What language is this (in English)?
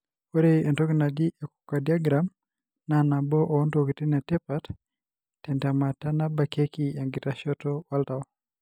Masai